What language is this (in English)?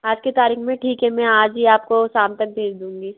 Hindi